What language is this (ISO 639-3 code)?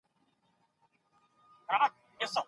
pus